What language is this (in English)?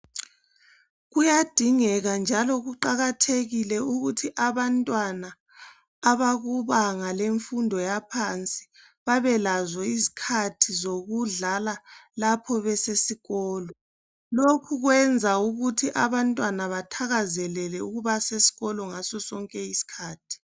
North Ndebele